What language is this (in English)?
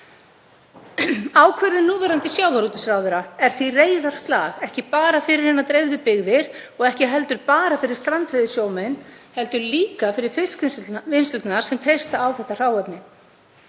Icelandic